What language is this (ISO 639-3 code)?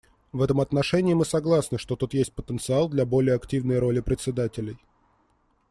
rus